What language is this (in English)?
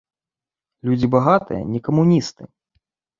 Belarusian